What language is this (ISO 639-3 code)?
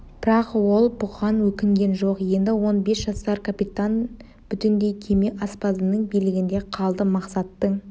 kaz